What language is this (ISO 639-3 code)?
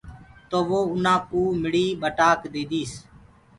ggg